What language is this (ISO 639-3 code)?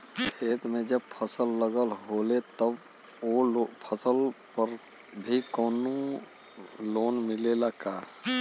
bho